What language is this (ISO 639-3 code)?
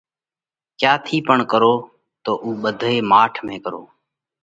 kvx